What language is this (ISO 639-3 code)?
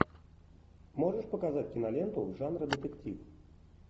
rus